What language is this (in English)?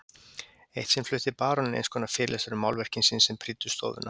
Icelandic